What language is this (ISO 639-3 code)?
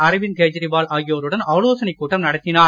tam